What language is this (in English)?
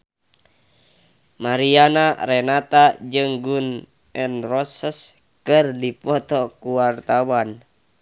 Sundanese